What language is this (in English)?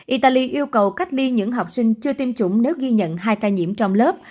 Vietnamese